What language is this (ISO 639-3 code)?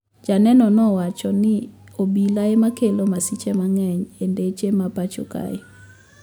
luo